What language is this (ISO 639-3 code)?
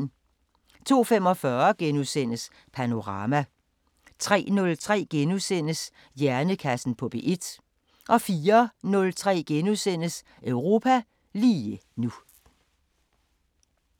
dan